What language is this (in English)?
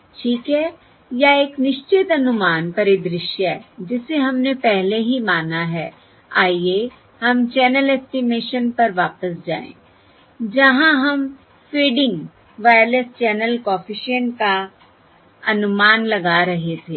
Hindi